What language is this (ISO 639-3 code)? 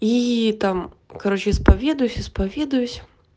rus